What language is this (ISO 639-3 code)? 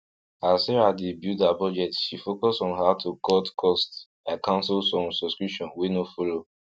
pcm